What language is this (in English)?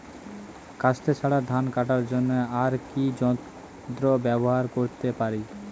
Bangla